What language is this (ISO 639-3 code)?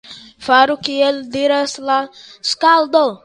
epo